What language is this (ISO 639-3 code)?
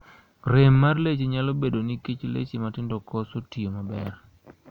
luo